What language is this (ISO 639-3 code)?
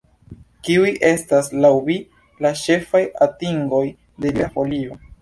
epo